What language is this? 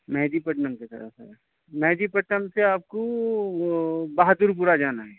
Urdu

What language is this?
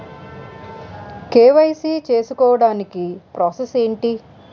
Telugu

